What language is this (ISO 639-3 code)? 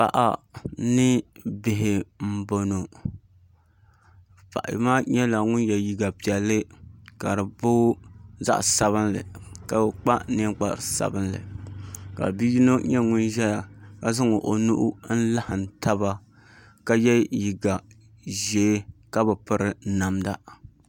dag